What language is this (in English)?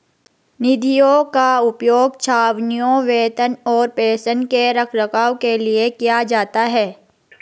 Hindi